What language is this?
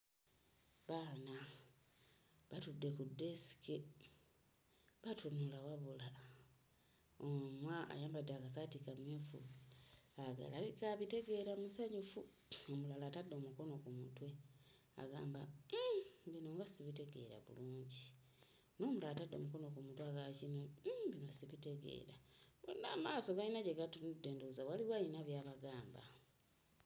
Ganda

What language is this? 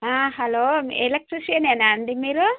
Telugu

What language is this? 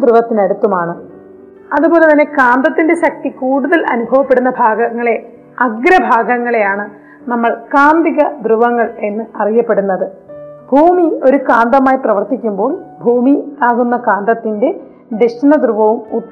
Malayalam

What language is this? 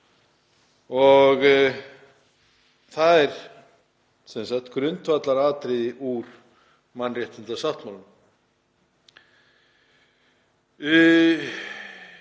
Icelandic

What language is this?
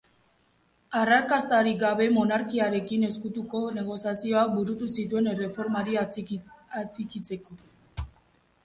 Basque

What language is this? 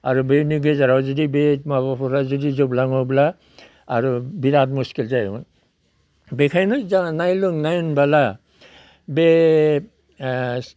Bodo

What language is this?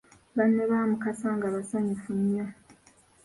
Ganda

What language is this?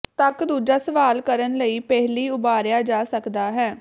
Punjabi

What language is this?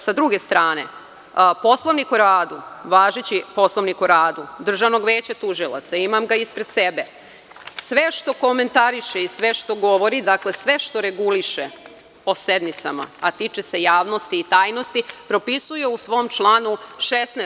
Serbian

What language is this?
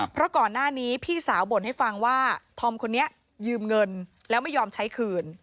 Thai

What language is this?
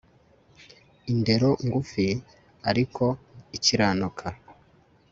Kinyarwanda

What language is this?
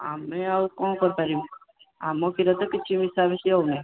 Odia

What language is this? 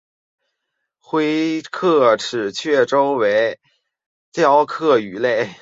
Chinese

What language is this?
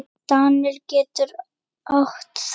Icelandic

